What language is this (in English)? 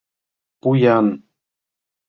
Mari